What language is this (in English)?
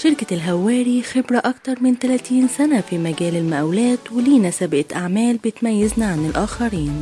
Arabic